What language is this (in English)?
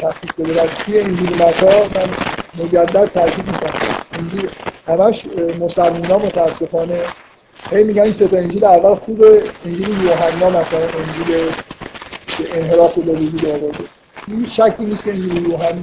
Persian